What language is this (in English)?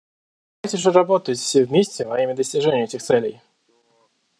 Russian